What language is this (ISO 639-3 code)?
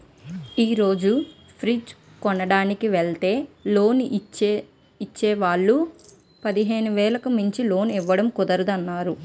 tel